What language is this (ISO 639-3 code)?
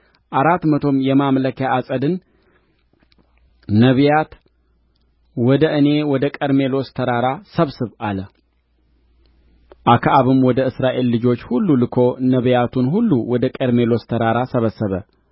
amh